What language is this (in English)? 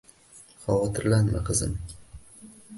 Uzbek